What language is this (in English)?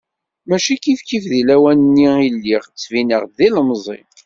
Kabyle